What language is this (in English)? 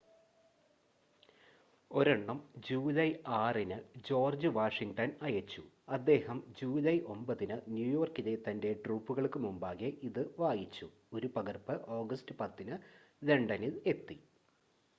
Malayalam